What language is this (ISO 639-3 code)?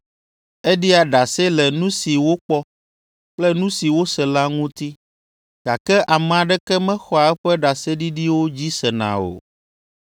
ewe